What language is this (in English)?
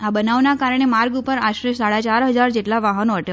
Gujarati